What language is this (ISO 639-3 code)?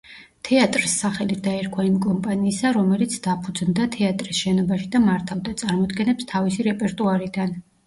kat